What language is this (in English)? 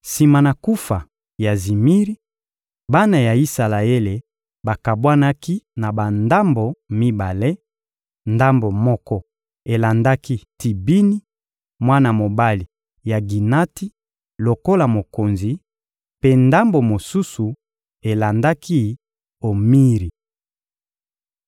Lingala